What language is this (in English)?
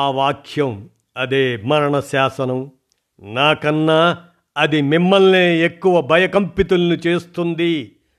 Telugu